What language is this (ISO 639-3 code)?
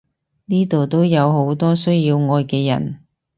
yue